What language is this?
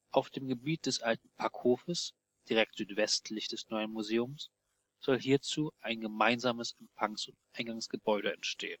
German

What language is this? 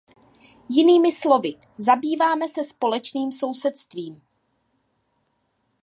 Czech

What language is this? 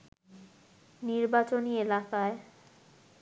Bangla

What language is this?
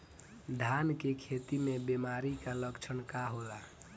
Bhojpuri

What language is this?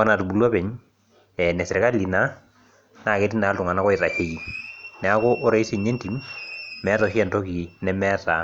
Masai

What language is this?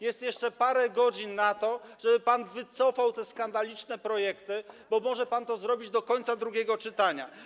Polish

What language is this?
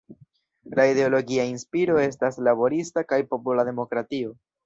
Esperanto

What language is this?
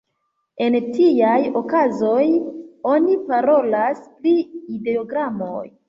Esperanto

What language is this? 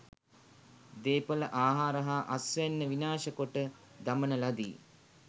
Sinhala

